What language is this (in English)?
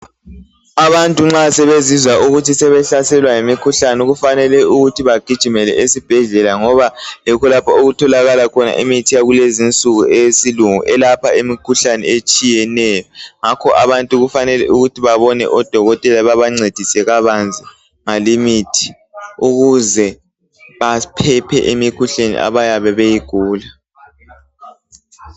North Ndebele